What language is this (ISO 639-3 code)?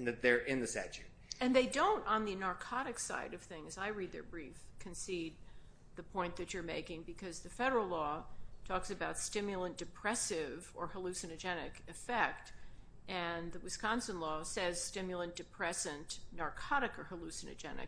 eng